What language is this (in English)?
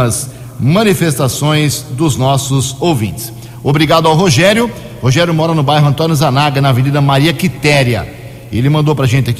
Portuguese